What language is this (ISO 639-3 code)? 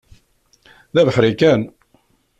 kab